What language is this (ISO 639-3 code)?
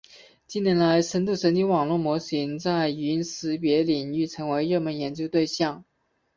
zho